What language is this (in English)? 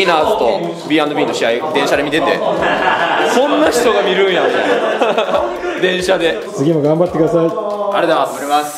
Japanese